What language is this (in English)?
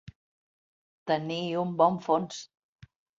Catalan